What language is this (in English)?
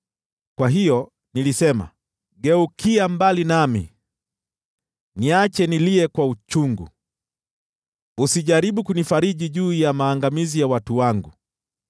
Swahili